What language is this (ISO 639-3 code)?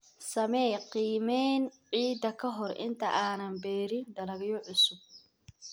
som